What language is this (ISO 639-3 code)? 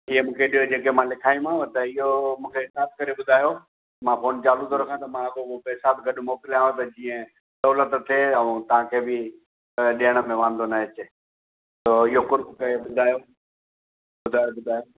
snd